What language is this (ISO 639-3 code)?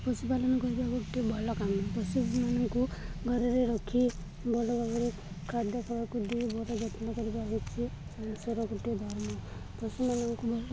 ori